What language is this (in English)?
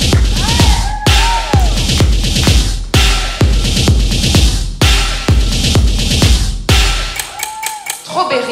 French